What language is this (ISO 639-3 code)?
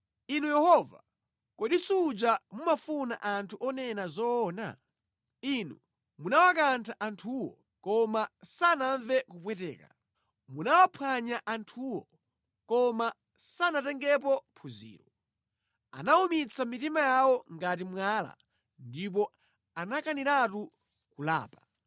nya